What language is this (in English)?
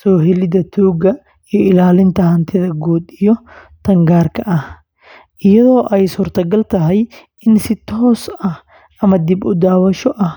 Somali